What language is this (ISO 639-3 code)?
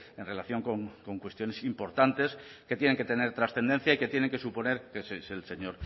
spa